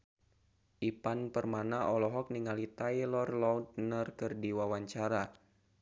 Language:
Sundanese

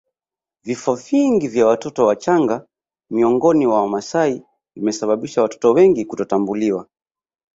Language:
Swahili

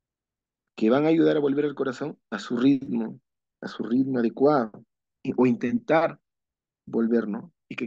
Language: Spanish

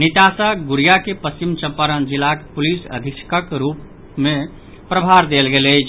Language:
Maithili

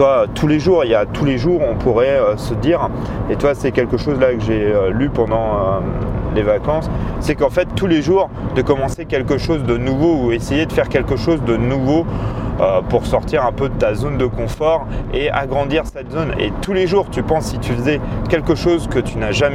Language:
French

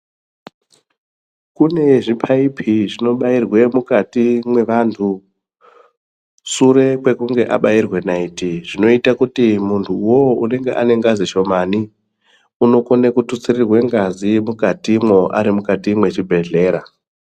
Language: Ndau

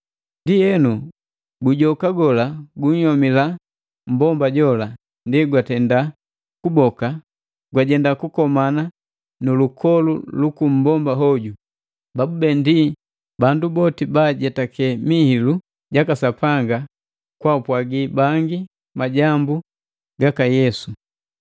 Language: Matengo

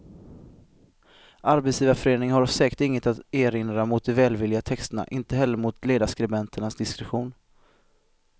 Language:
Swedish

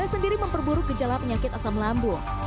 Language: Indonesian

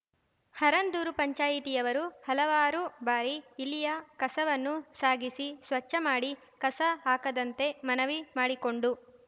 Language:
Kannada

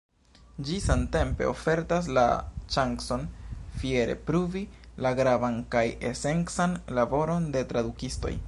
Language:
Esperanto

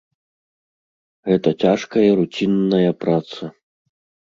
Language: Belarusian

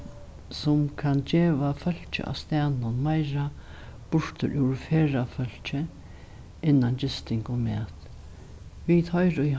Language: Faroese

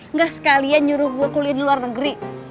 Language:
Indonesian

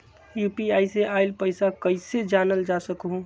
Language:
Magahi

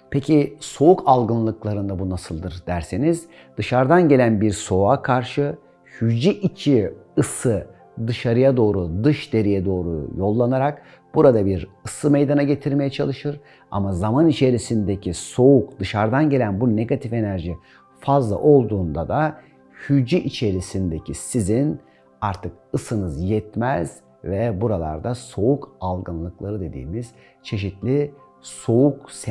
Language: Turkish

